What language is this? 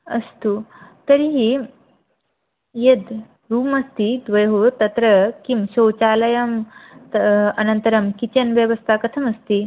Sanskrit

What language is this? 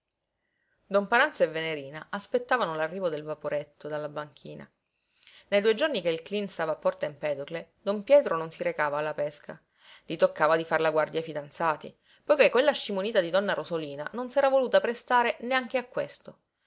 Italian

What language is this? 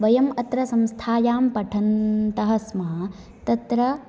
Sanskrit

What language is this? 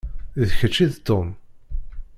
Kabyle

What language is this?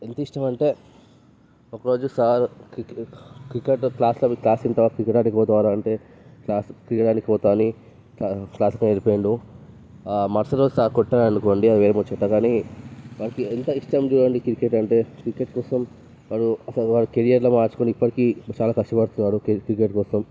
Telugu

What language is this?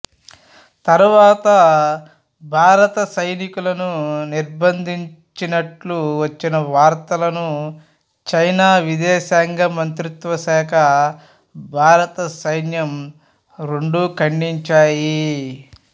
Telugu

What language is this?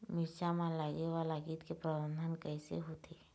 Chhattisgarhi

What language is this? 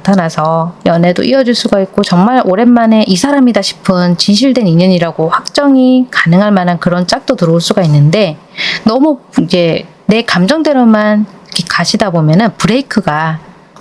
Korean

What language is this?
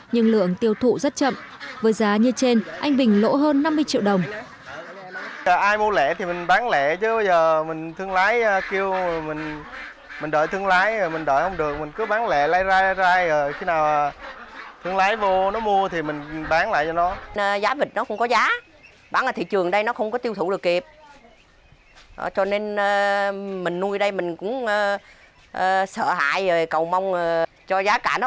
Vietnamese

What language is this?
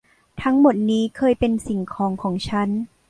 Thai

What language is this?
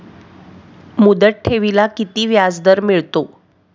Marathi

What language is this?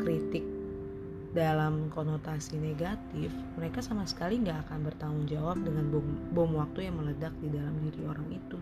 Indonesian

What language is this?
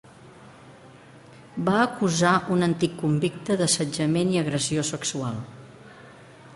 Catalan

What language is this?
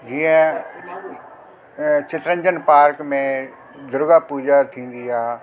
Sindhi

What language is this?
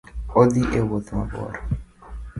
Luo (Kenya and Tanzania)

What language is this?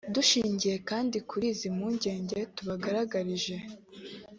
Kinyarwanda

